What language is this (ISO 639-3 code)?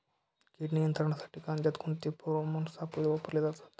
mar